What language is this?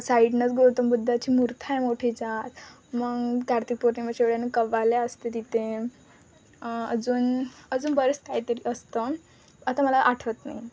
Marathi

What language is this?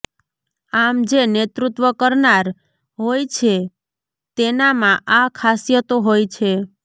Gujarati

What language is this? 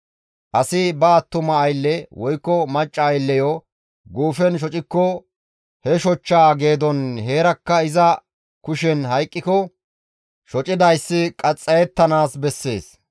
Gamo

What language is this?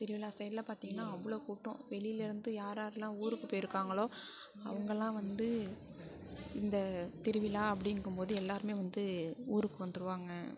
Tamil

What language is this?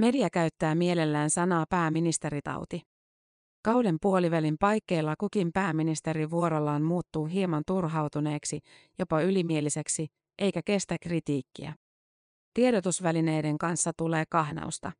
Finnish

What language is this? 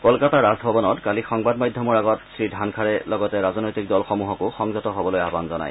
Assamese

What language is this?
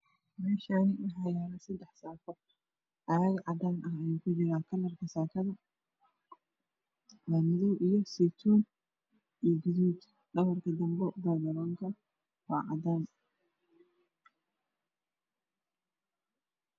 Somali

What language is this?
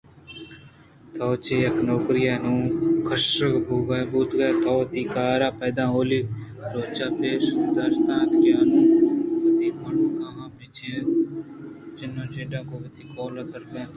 Eastern Balochi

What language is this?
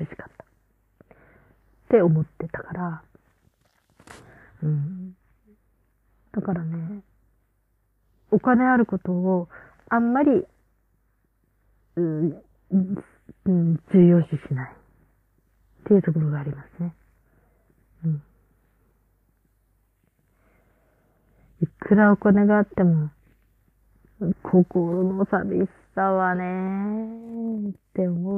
Japanese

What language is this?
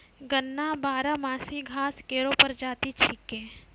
Maithili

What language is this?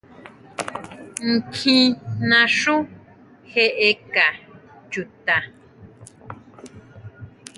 Huautla Mazatec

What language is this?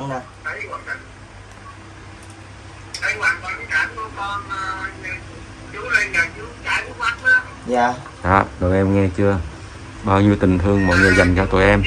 Vietnamese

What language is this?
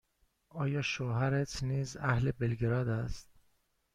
Persian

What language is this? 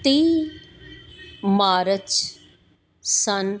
Punjabi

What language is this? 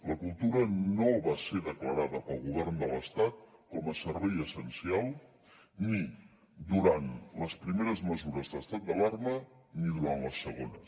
Catalan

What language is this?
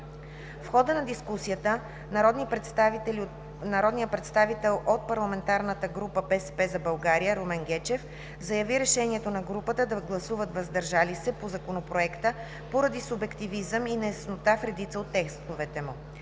Bulgarian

